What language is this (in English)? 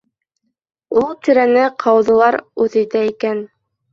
Bashkir